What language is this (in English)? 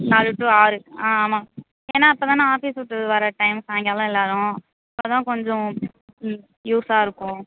Tamil